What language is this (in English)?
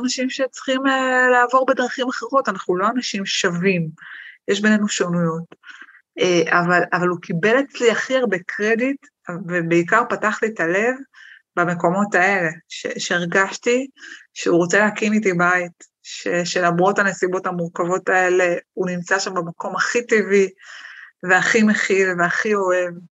Hebrew